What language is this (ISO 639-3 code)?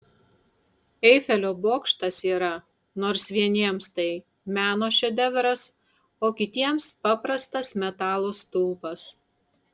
lit